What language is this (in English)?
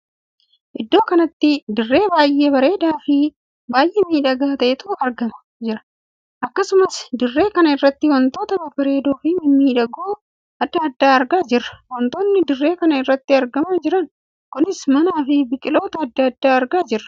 Oromo